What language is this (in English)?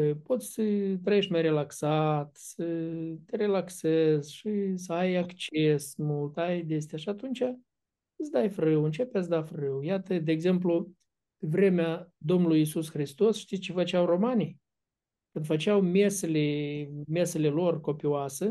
Romanian